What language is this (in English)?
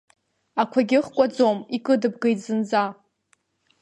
Abkhazian